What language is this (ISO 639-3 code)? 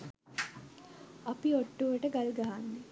sin